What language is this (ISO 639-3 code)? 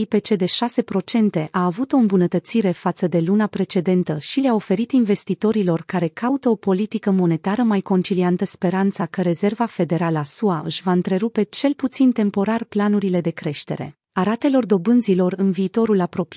ron